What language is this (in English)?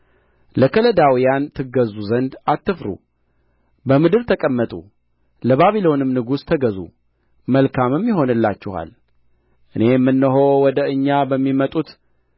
Amharic